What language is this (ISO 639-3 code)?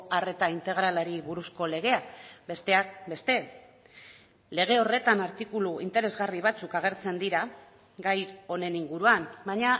eus